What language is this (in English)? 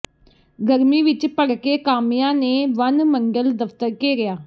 Punjabi